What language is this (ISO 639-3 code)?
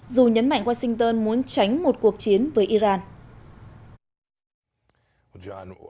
vie